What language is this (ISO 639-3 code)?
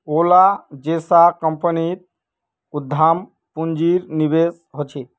mag